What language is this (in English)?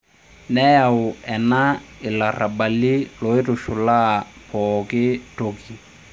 Masai